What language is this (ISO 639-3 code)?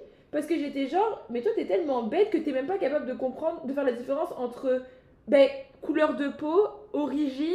fra